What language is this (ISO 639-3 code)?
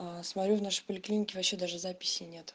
rus